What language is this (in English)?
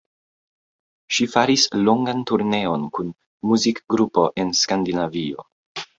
Esperanto